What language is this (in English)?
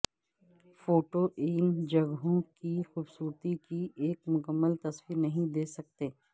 Urdu